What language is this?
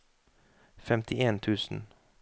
Norwegian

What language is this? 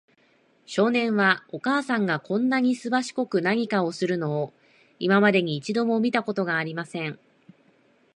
Japanese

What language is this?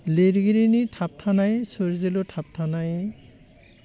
Bodo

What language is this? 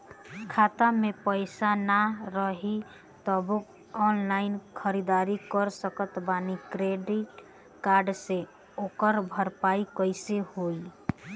Bhojpuri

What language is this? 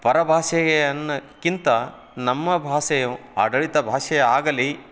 Kannada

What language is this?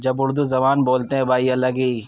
Urdu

